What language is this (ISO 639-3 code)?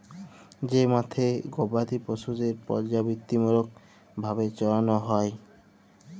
ben